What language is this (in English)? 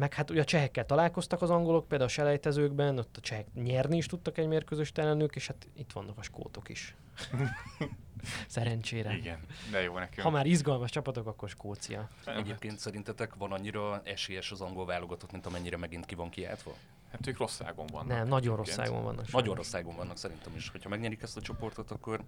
Hungarian